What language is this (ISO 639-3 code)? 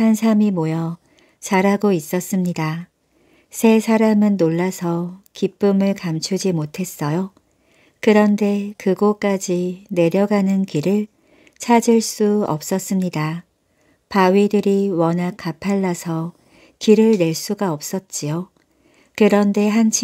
kor